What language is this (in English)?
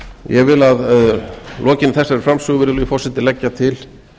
Icelandic